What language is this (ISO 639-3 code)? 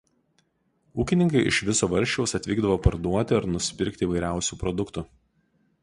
lit